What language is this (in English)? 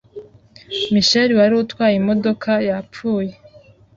Kinyarwanda